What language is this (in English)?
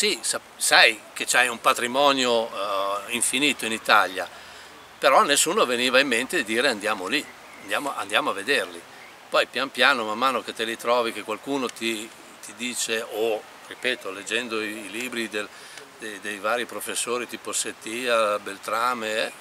Italian